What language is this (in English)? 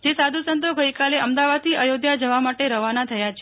Gujarati